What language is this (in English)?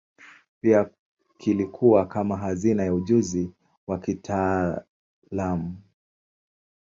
Swahili